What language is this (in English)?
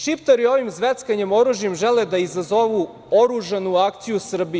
Serbian